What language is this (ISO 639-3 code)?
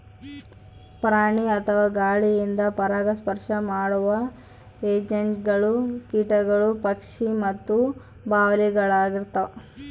kan